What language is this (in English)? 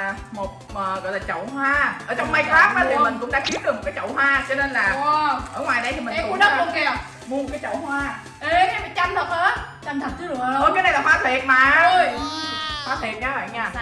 Vietnamese